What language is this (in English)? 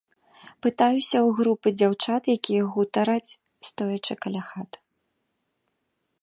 Belarusian